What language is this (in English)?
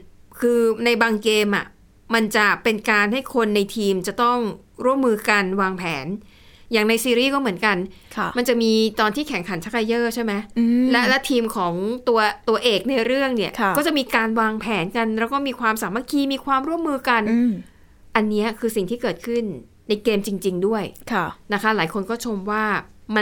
Thai